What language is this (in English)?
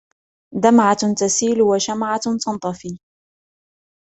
Arabic